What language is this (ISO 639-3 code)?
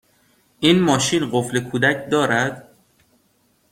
fas